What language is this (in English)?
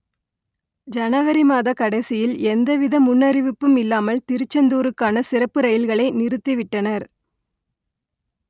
Tamil